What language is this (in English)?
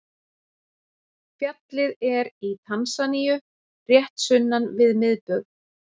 Icelandic